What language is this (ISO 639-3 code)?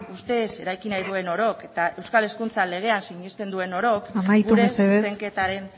eus